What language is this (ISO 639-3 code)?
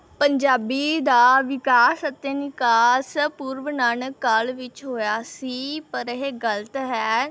pan